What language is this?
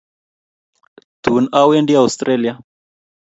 Kalenjin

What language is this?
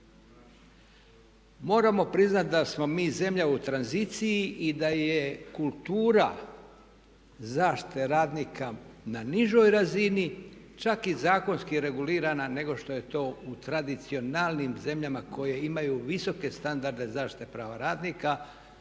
Croatian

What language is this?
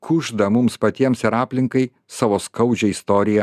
Lithuanian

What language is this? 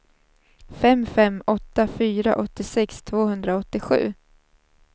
Swedish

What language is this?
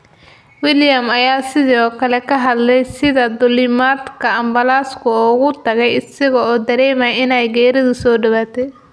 Somali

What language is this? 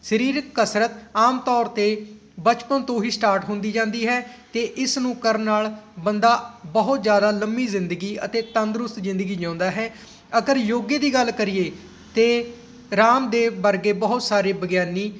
Punjabi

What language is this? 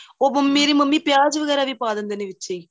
Punjabi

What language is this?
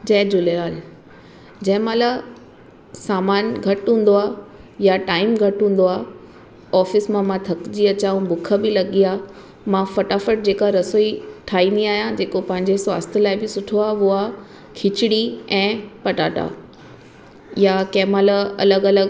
Sindhi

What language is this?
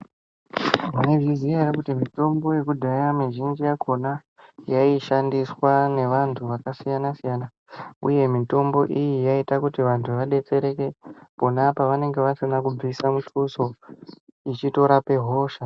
Ndau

